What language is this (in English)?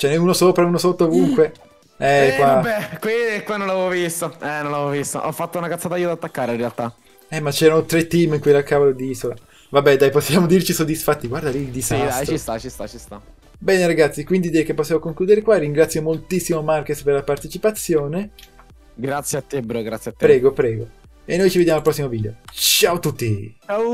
Italian